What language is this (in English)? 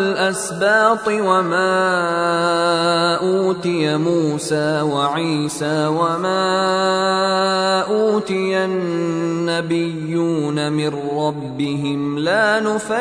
Arabic